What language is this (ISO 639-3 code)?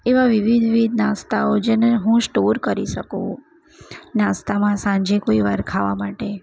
guj